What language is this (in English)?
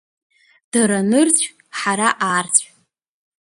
Abkhazian